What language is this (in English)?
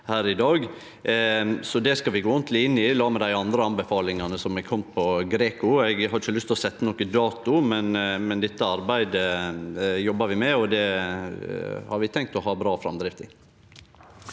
Norwegian